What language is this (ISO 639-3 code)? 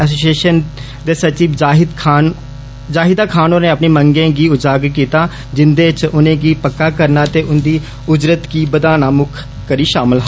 doi